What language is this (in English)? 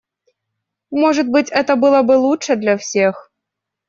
Russian